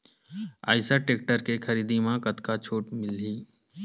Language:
Chhattisgarhi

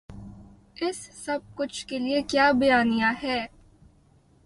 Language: Urdu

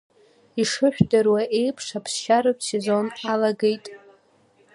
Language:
Abkhazian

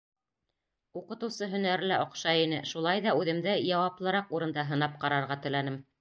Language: Bashkir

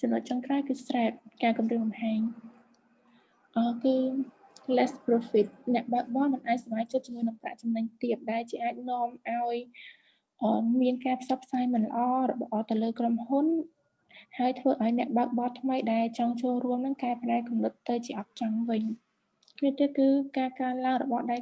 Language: Vietnamese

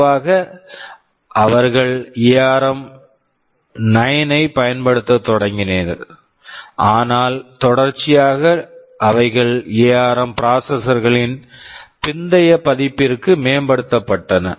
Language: Tamil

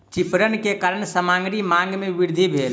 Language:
Maithili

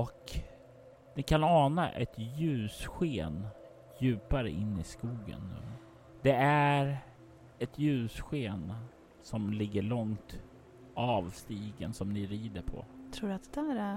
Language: Swedish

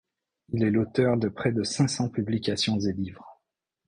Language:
French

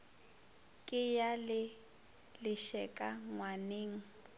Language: Northern Sotho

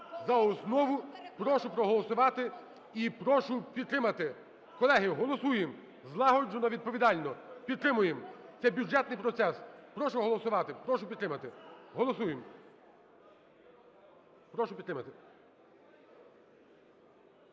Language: Ukrainian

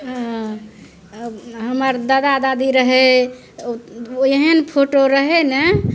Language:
Maithili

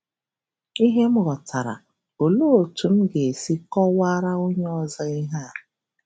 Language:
Igbo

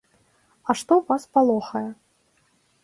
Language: Belarusian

